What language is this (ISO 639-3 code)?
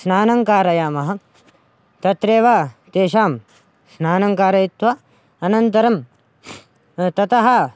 san